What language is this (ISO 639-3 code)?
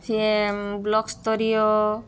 ori